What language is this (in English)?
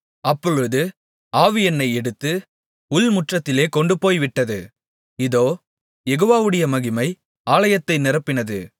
Tamil